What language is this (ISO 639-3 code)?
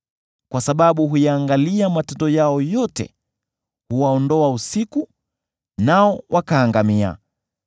swa